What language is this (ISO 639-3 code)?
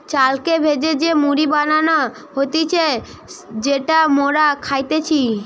ben